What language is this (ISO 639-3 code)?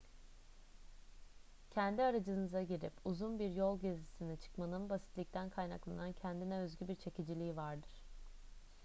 tur